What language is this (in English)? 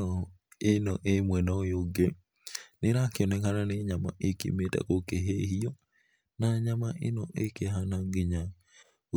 Kikuyu